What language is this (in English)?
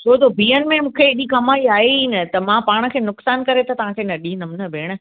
Sindhi